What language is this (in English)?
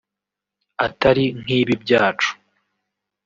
Kinyarwanda